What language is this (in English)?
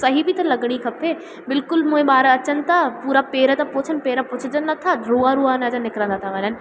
Sindhi